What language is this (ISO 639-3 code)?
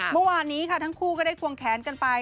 tha